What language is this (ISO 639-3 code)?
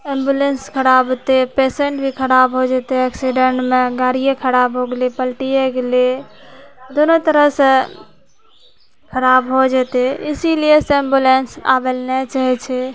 mai